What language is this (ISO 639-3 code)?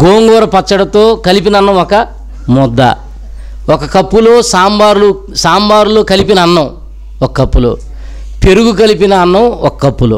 tel